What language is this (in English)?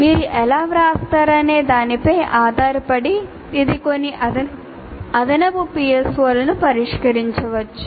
Telugu